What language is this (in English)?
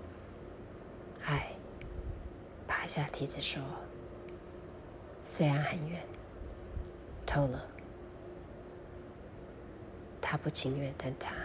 Chinese